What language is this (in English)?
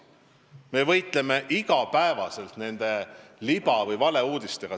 Estonian